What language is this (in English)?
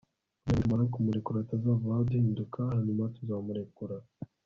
Kinyarwanda